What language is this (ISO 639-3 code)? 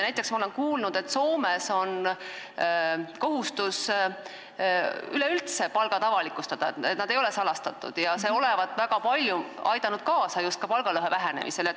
est